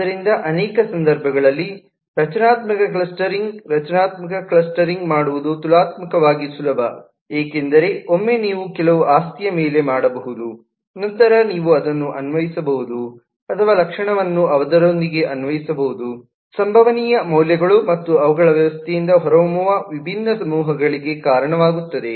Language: Kannada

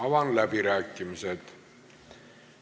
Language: Estonian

